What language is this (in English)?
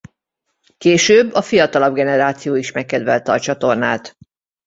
Hungarian